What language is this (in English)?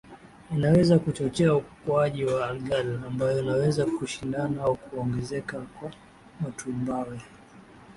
Swahili